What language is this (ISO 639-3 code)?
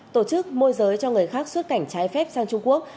vie